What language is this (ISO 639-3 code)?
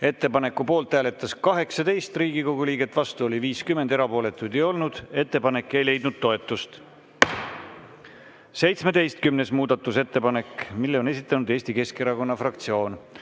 est